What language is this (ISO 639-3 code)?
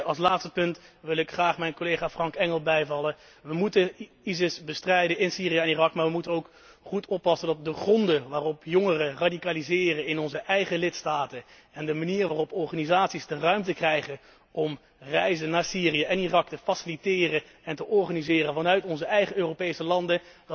nld